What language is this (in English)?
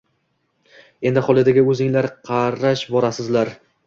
Uzbek